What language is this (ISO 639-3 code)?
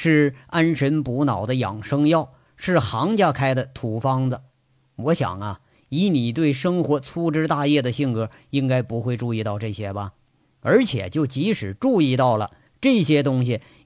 zho